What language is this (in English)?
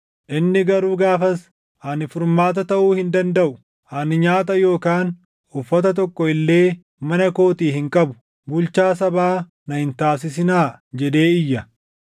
Oromo